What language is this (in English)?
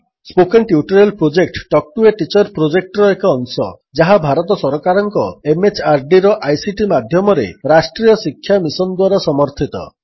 Odia